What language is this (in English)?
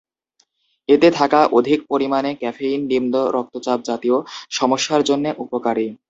Bangla